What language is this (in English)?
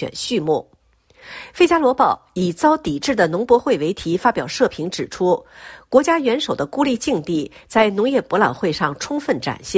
Chinese